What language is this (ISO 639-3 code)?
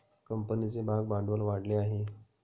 mar